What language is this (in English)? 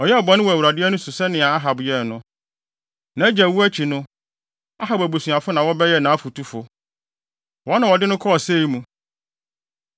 Akan